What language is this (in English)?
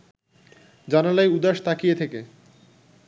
Bangla